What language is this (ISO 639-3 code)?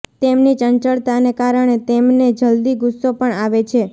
guj